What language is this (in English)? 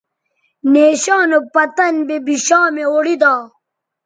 Bateri